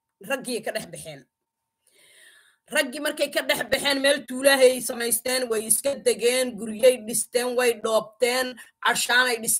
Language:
Arabic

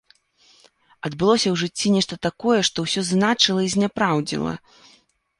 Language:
Belarusian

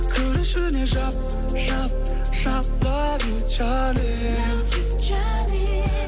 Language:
Kazakh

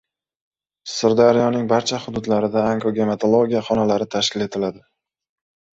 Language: Uzbek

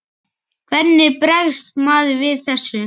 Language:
Icelandic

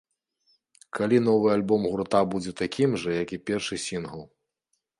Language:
Belarusian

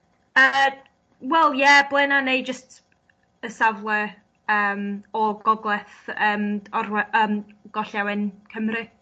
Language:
Welsh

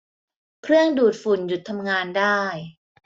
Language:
Thai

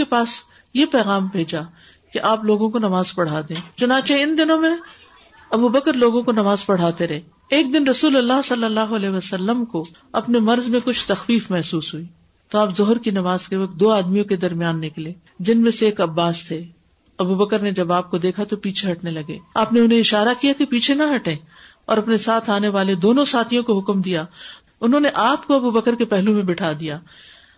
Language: Urdu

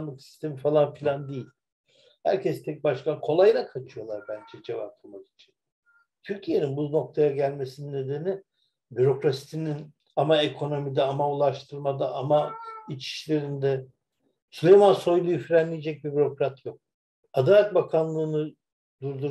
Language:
Turkish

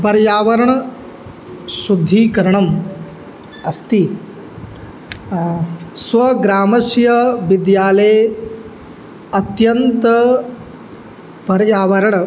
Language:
Sanskrit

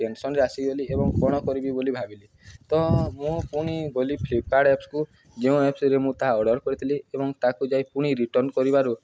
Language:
Odia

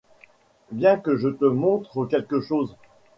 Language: French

